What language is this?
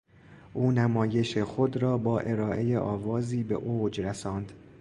Persian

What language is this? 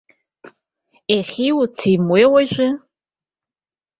Abkhazian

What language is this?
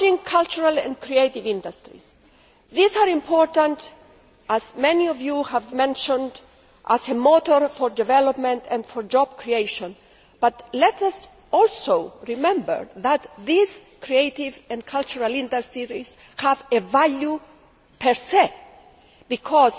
English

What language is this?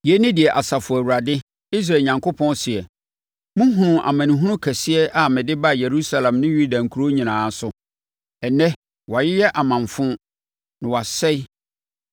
Akan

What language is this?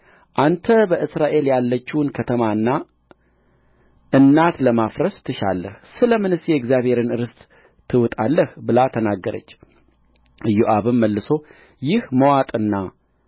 Amharic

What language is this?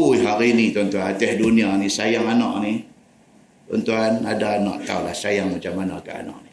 Malay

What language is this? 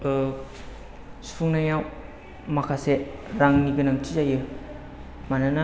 Bodo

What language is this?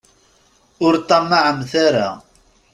Kabyle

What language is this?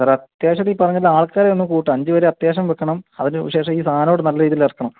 Malayalam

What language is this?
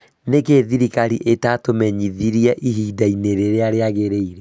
Kikuyu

